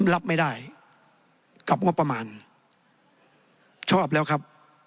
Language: Thai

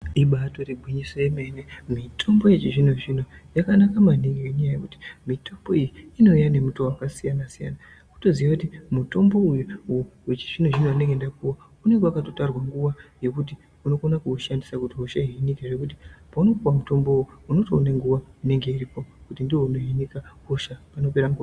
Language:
Ndau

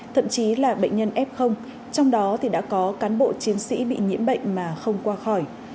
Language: Vietnamese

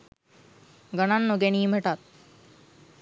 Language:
Sinhala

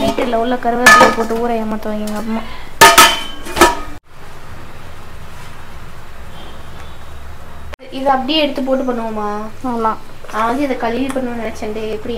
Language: Tamil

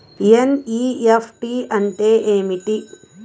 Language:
Telugu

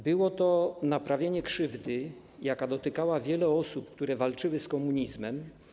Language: Polish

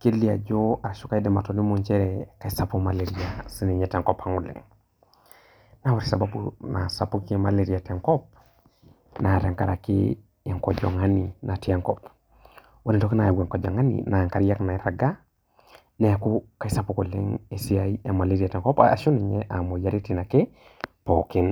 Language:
Masai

